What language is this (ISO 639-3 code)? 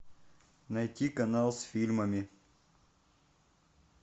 rus